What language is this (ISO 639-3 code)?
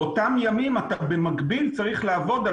heb